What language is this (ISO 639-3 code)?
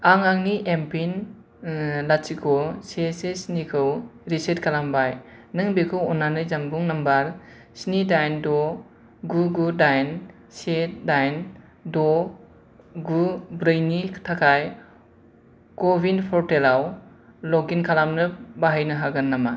brx